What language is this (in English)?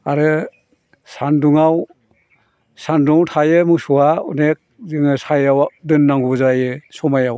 Bodo